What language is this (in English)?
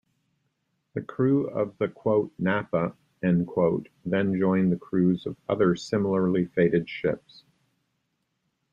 English